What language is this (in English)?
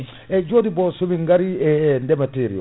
Fula